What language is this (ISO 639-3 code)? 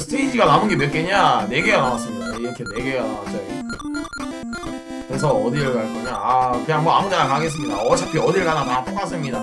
kor